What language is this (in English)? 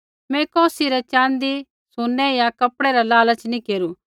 Kullu Pahari